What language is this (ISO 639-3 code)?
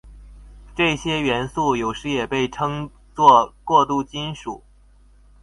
zho